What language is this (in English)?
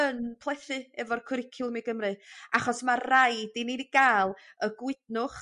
Welsh